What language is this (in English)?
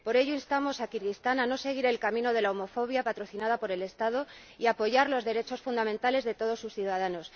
Spanish